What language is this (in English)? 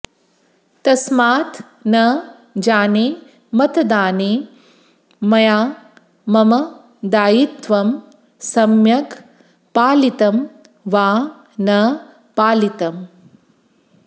Sanskrit